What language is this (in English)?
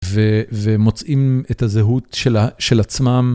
Hebrew